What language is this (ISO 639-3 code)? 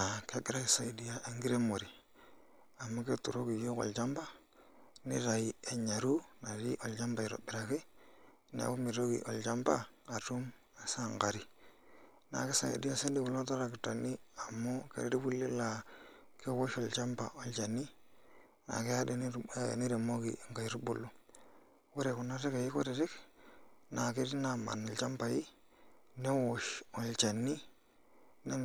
mas